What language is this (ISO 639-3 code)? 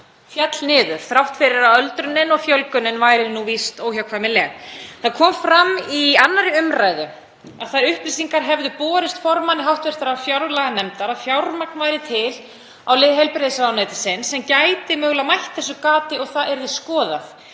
isl